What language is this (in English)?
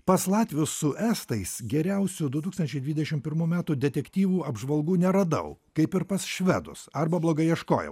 Lithuanian